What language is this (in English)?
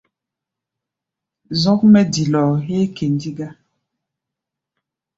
Gbaya